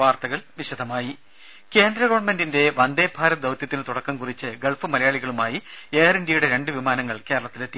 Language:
Malayalam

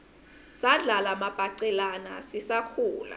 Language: Swati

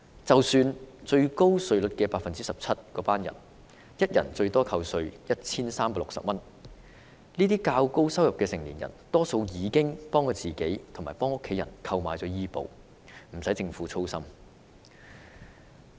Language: Cantonese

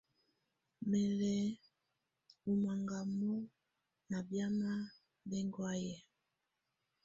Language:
Tunen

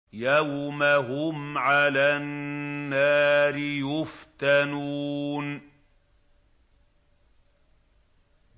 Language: Arabic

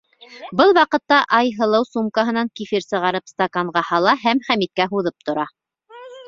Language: Bashkir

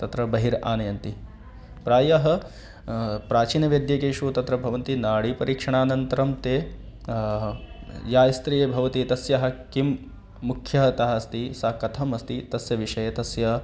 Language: Sanskrit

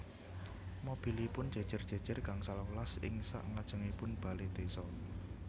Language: Javanese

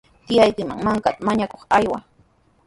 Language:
Sihuas Ancash Quechua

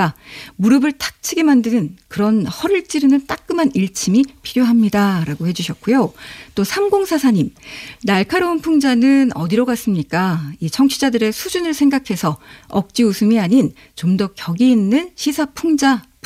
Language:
Korean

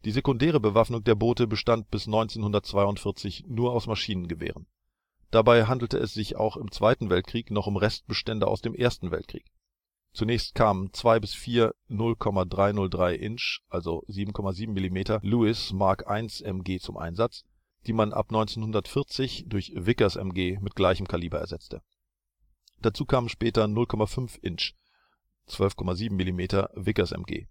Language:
German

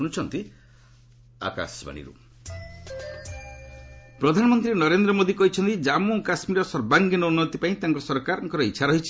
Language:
Odia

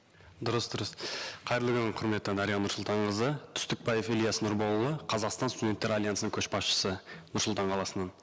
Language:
Kazakh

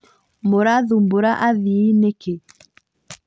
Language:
Kikuyu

